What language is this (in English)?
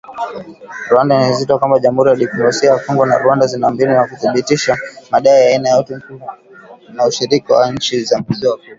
Swahili